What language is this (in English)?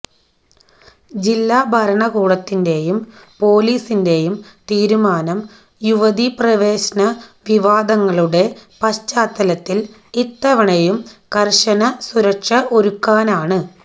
Malayalam